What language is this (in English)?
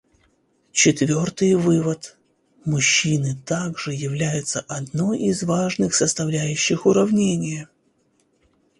Russian